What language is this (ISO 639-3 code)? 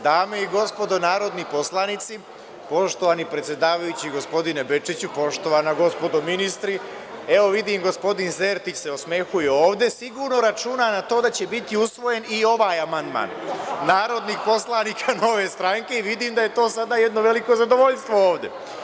srp